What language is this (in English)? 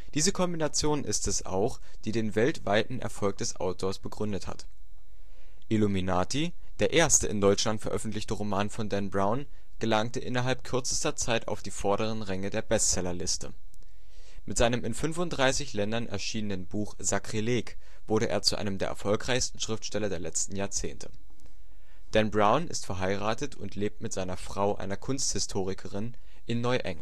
German